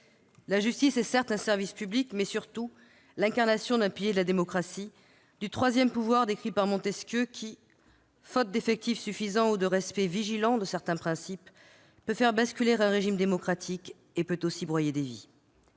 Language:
French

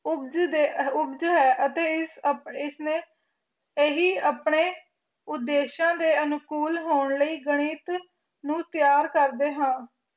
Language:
Punjabi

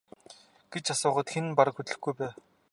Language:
Mongolian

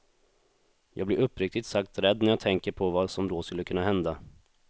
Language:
Swedish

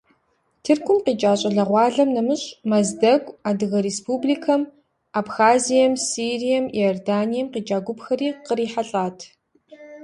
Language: Kabardian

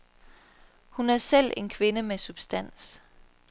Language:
Danish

